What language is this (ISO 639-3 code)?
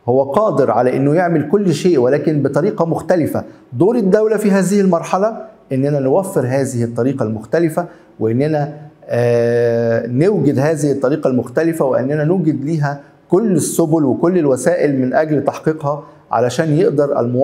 ara